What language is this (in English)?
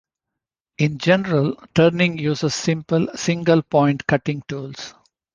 English